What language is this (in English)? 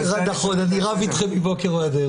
Hebrew